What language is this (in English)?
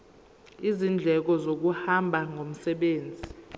Zulu